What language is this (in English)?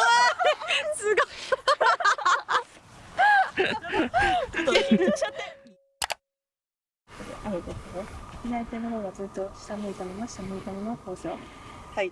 Japanese